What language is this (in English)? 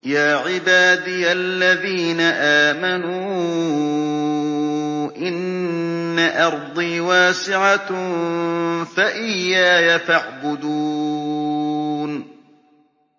Arabic